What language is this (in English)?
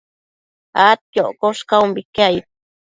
Matsés